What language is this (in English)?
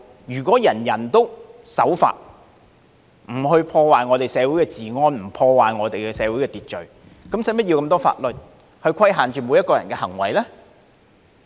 Cantonese